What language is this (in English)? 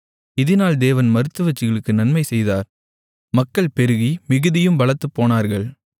Tamil